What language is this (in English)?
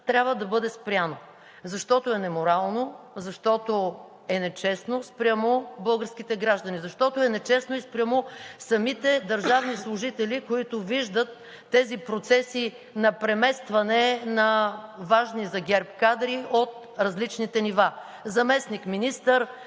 Bulgarian